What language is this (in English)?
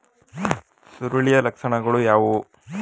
Kannada